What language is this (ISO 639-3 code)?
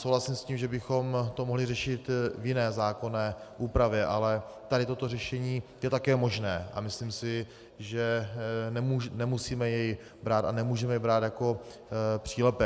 ces